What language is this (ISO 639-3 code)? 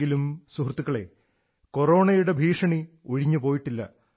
mal